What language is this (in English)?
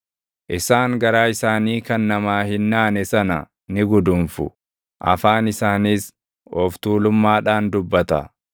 Oromo